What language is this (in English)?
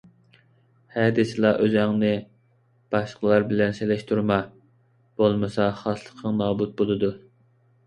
Uyghur